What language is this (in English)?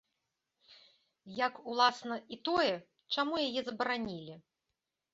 Belarusian